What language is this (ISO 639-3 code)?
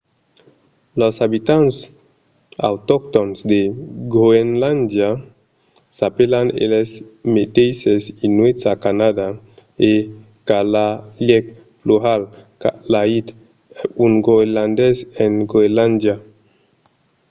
oci